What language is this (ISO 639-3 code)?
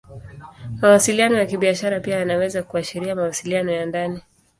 swa